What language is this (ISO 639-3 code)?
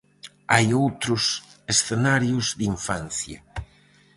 glg